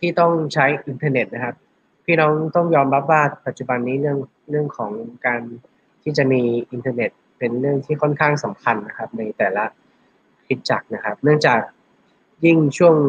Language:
Thai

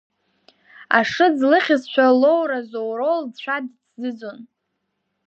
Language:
Abkhazian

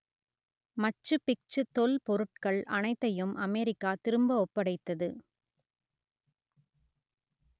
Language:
Tamil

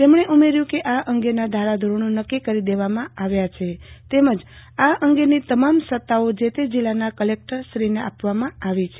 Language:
Gujarati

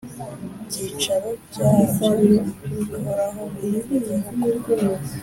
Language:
Kinyarwanda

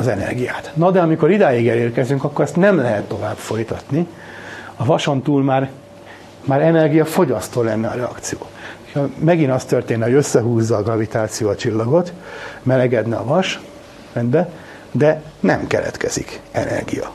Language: Hungarian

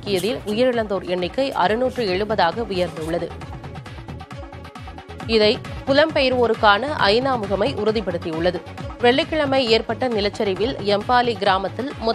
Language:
Tamil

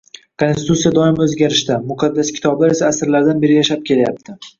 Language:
Uzbek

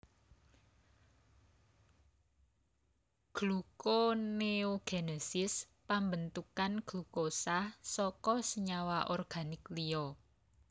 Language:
Javanese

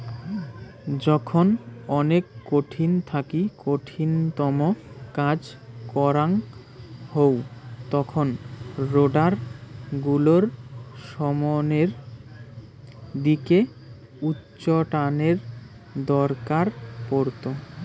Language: Bangla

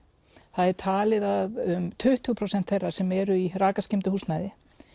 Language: Icelandic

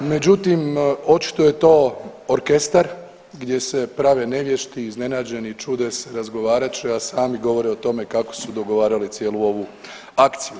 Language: Croatian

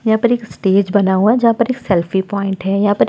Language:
Hindi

